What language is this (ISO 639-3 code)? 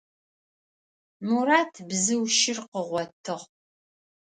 ady